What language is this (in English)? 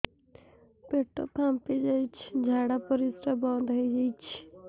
Odia